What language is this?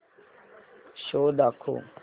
Marathi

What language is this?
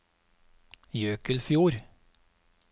Norwegian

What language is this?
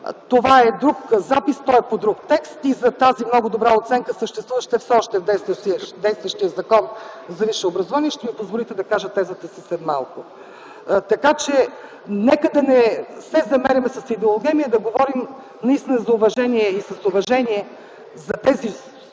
Bulgarian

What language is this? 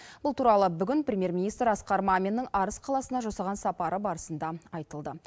Kazakh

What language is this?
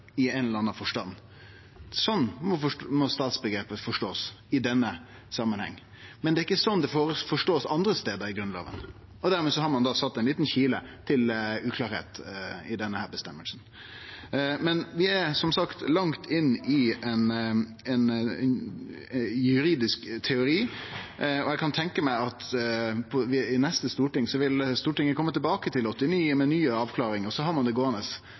Norwegian Nynorsk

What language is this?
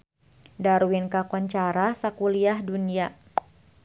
Sundanese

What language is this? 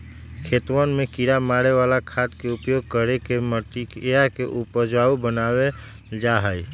Magahi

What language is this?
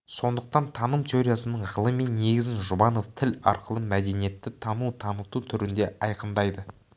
Kazakh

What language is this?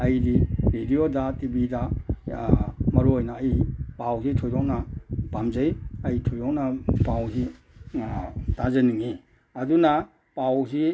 Manipuri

